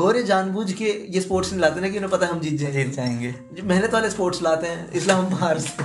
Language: Hindi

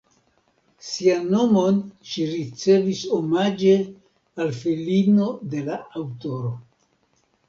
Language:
Esperanto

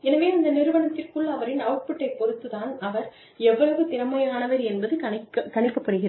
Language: Tamil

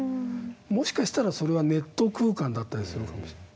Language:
Japanese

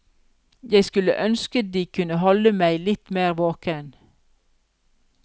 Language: Norwegian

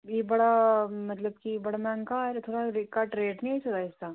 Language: Dogri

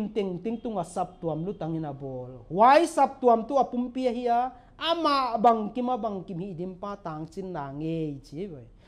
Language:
Thai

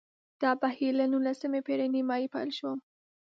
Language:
Pashto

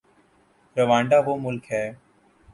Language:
Urdu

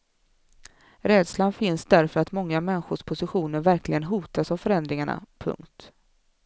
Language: Swedish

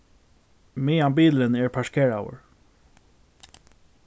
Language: Faroese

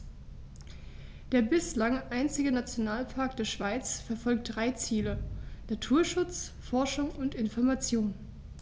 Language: German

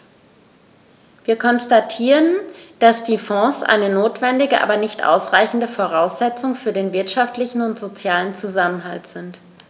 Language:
German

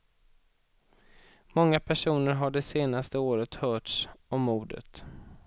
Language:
Swedish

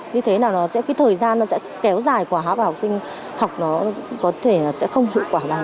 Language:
Vietnamese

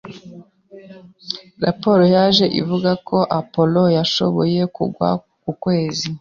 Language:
Kinyarwanda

